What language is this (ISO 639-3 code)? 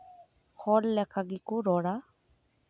sat